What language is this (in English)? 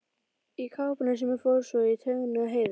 Icelandic